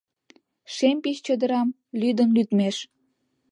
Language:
Mari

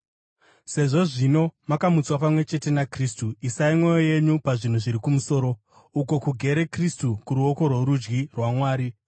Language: Shona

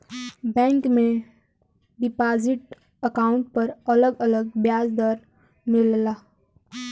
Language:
Bhojpuri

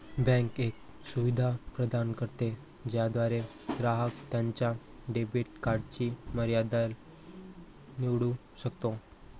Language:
Marathi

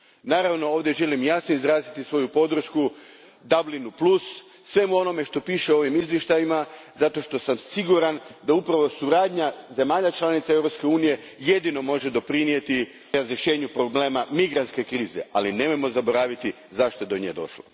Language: Croatian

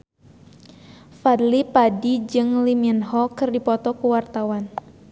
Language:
Sundanese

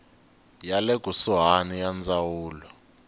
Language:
Tsonga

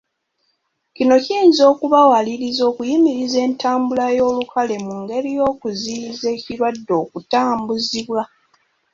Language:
Ganda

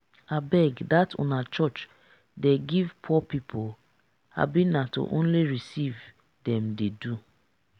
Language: Nigerian Pidgin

